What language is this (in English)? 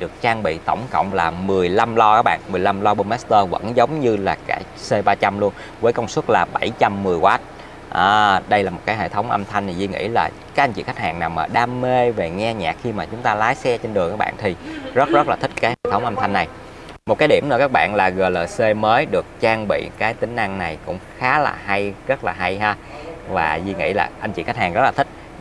Vietnamese